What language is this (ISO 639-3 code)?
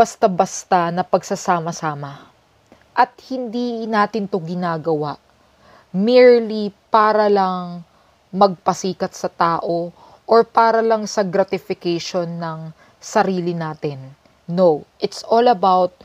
fil